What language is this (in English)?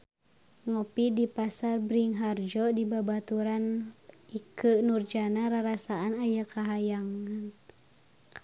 Sundanese